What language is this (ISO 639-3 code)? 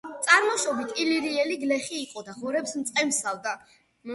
kat